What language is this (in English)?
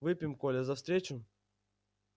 Russian